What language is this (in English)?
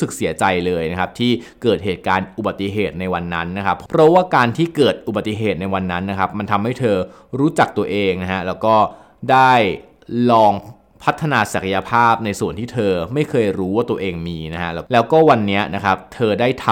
Thai